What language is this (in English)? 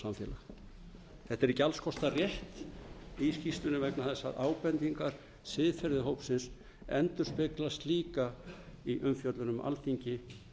Icelandic